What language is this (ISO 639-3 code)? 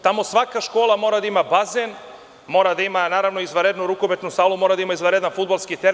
srp